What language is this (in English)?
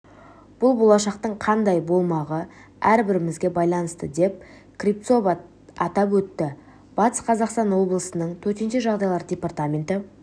Kazakh